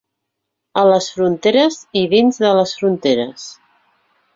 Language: Catalan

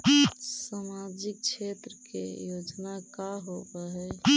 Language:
Magahi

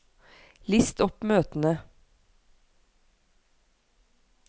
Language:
Norwegian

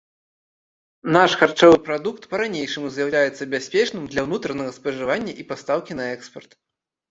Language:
Belarusian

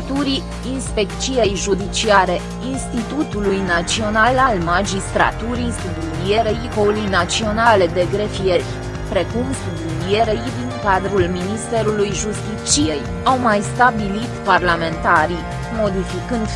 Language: Romanian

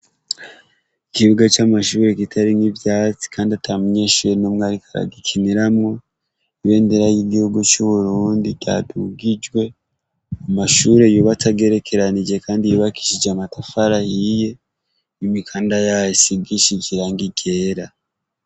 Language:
Rundi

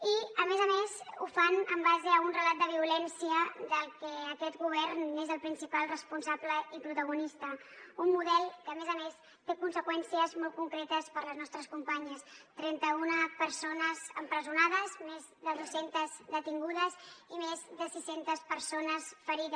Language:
Catalan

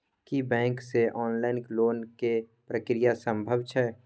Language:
Maithili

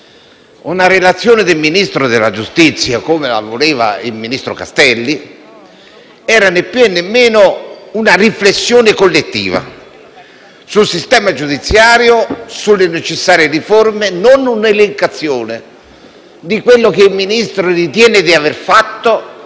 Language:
Italian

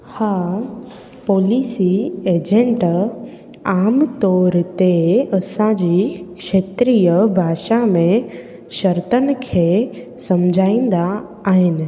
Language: Sindhi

